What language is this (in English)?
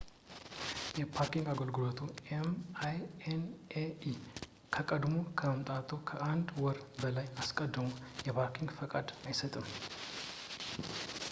Amharic